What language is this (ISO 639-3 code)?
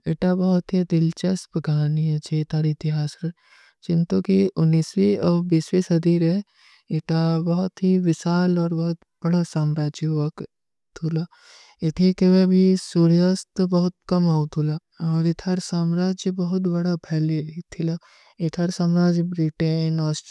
uki